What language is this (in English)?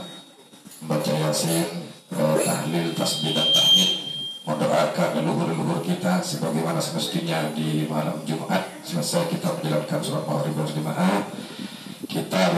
Indonesian